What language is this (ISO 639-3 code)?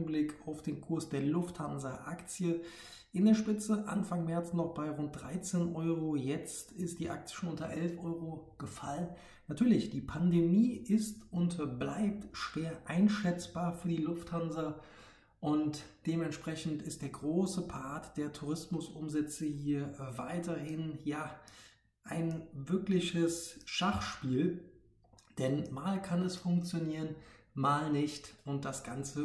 deu